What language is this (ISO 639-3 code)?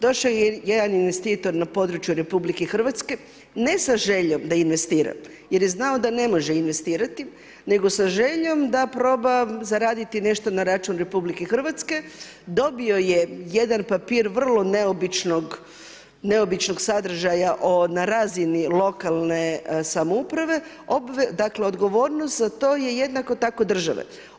hrv